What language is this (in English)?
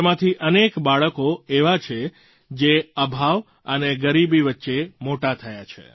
Gujarati